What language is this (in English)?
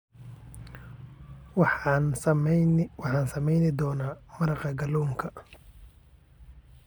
Somali